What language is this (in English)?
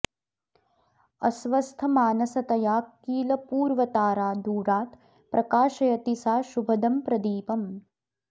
Sanskrit